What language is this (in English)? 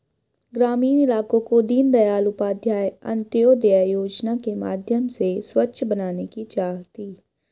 Hindi